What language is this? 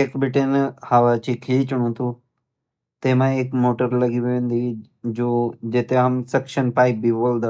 Garhwali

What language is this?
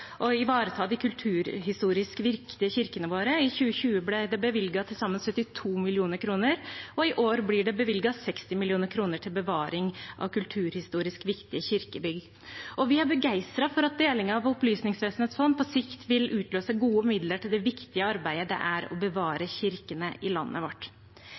Norwegian Bokmål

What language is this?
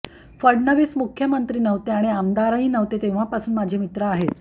Marathi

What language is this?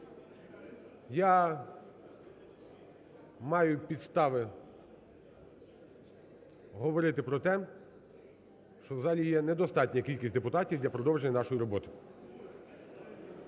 Ukrainian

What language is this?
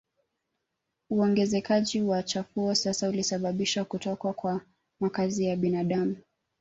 Swahili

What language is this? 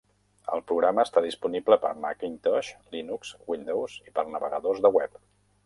Catalan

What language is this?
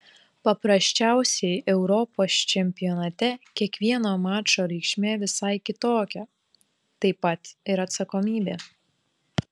Lithuanian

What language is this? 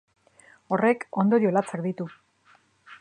Basque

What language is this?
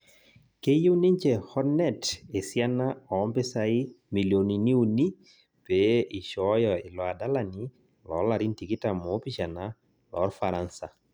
Masai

